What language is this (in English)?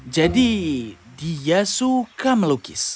Indonesian